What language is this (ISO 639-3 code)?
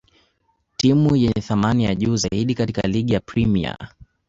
swa